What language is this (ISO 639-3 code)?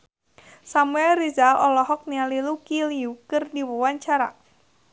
sun